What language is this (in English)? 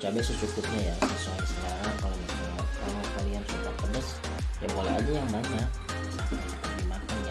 Indonesian